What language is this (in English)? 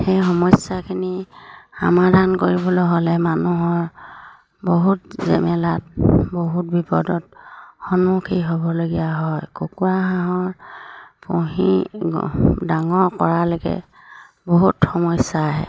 Assamese